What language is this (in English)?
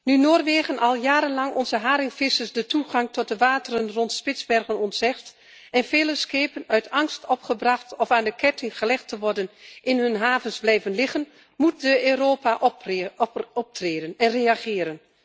Dutch